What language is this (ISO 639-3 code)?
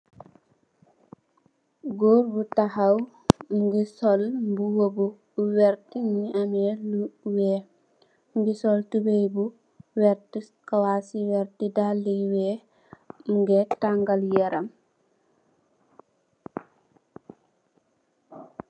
wol